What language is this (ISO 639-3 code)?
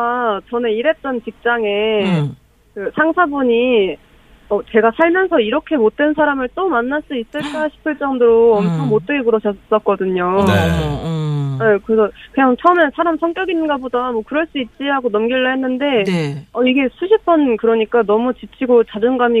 kor